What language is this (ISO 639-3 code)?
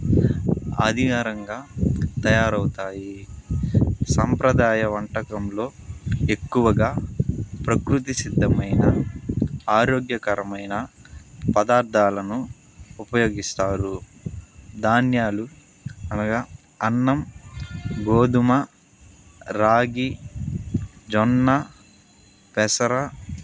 tel